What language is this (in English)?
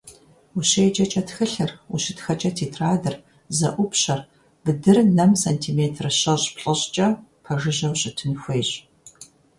Kabardian